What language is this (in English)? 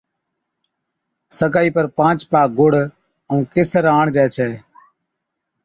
Od